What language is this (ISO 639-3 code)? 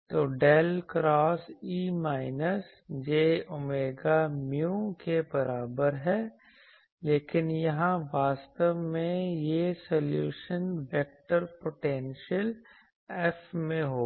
hin